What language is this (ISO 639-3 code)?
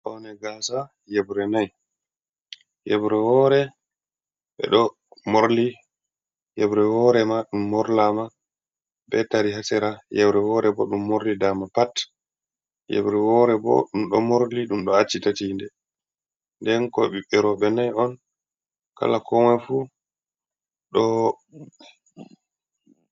ful